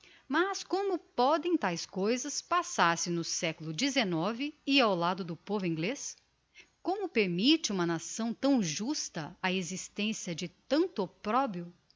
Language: Portuguese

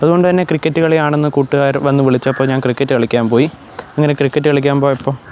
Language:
Malayalam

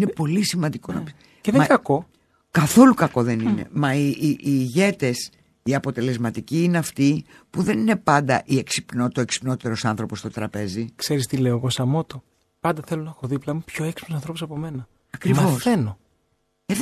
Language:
Greek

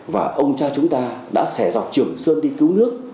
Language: Vietnamese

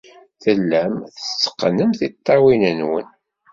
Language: Kabyle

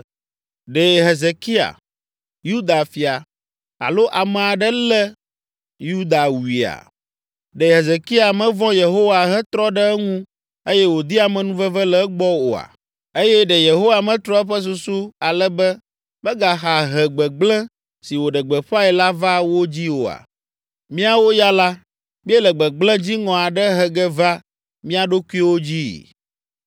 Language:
Ewe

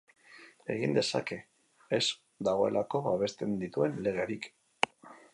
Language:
Basque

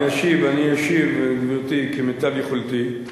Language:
Hebrew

